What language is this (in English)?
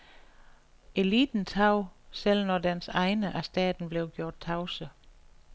Danish